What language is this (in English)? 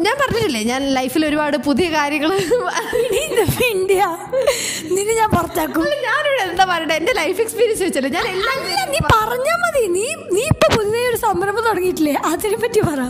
Malayalam